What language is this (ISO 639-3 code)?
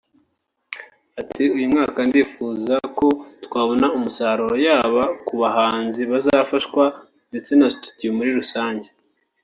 kin